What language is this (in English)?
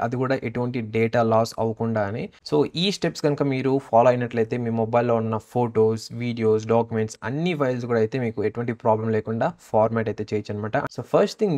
Telugu